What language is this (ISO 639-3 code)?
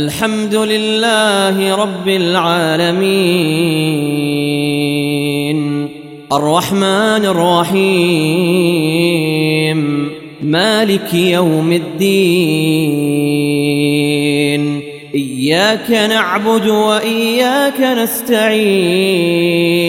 ara